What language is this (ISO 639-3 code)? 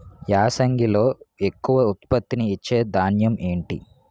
tel